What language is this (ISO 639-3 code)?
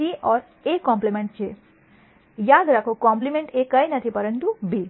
guj